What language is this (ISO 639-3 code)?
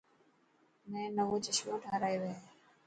mki